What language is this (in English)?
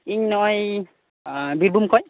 Santali